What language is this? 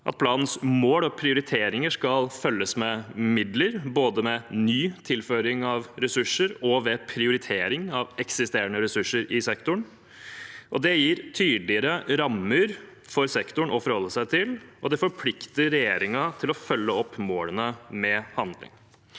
Norwegian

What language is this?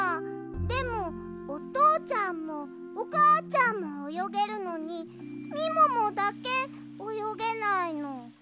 Japanese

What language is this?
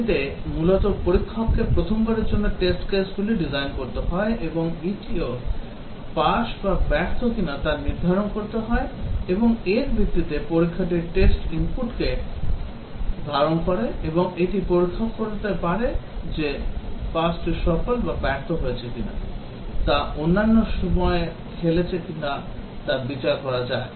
Bangla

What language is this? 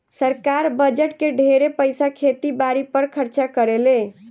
Bhojpuri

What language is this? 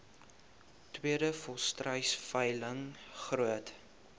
Afrikaans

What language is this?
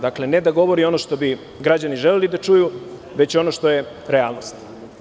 Serbian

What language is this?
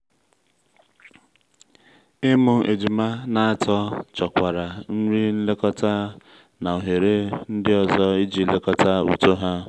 Igbo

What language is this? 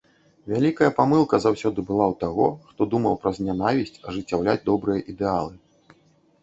Belarusian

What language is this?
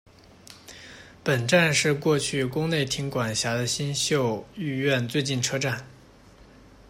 Chinese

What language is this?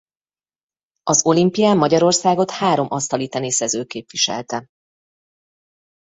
Hungarian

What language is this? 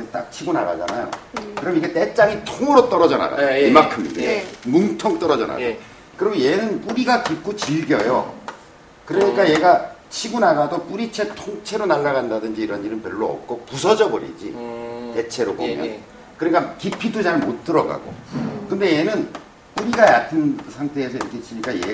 Korean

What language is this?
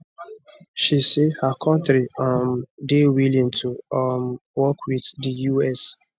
Nigerian Pidgin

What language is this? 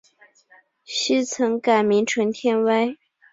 Chinese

